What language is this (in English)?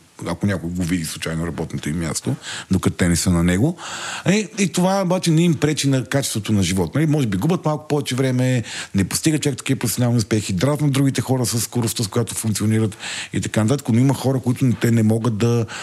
Bulgarian